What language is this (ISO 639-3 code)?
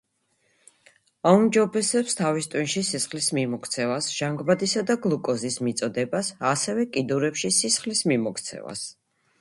kat